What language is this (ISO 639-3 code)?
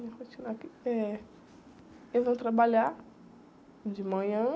por